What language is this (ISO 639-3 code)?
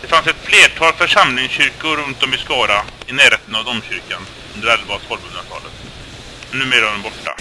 swe